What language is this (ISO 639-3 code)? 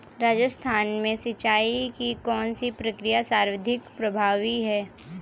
hin